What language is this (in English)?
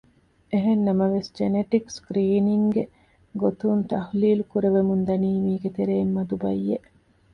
Divehi